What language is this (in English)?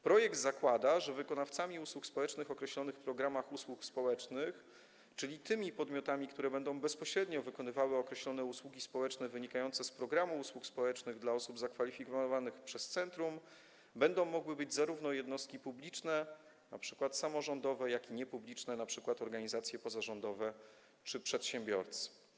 Polish